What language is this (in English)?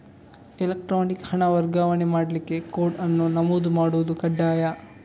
Kannada